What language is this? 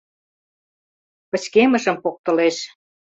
Mari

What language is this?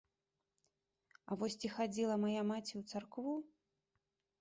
Belarusian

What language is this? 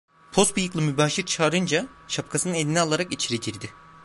Turkish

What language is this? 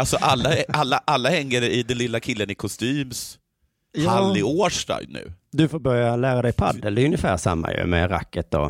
Swedish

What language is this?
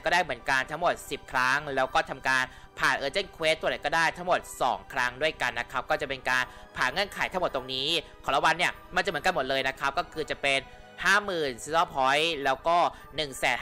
Thai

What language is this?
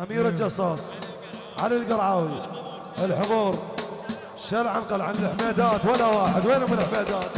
Arabic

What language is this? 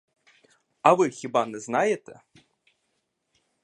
Ukrainian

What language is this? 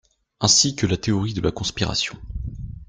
French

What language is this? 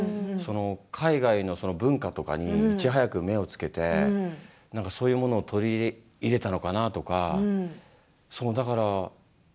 Japanese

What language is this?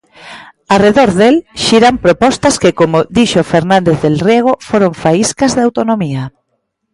Galician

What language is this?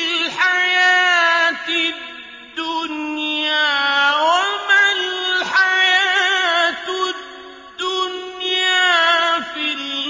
Arabic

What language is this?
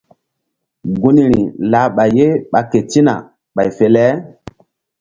Mbum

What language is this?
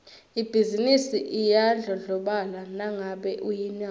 Swati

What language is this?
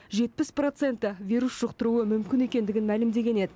Kazakh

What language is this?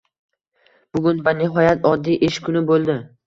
Uzbek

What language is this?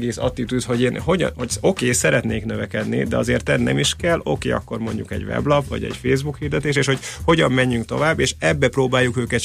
Hungarian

